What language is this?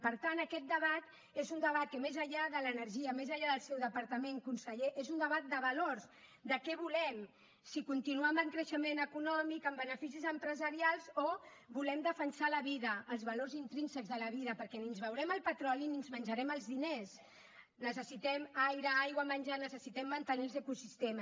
Catalan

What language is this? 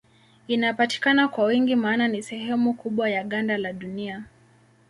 Swahili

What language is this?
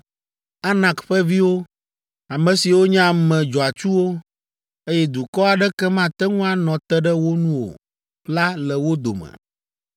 Ewe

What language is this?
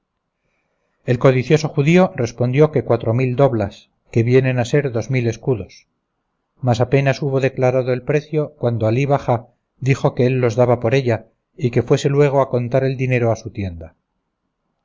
Spanish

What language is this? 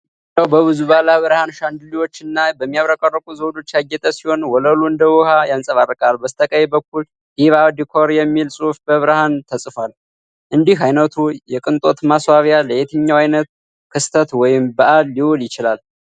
Amharic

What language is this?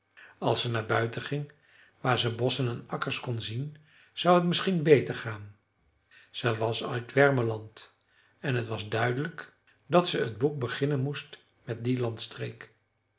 Dutch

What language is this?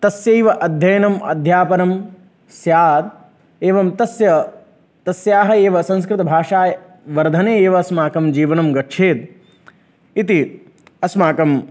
Sanskrit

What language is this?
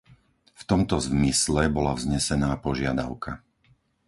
Slovak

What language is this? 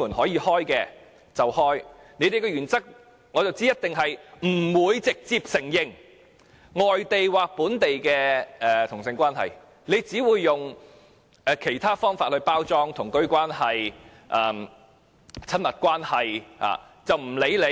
Cantonese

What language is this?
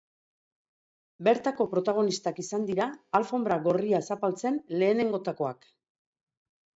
Basque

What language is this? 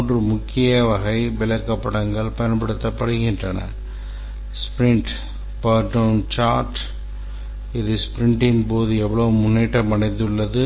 Tamil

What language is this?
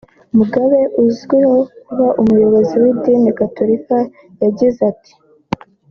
Kinyarwanda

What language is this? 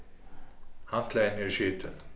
Faroese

